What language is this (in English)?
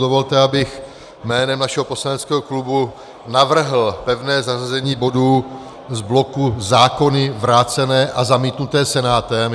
Czech